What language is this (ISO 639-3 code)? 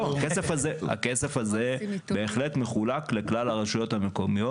heb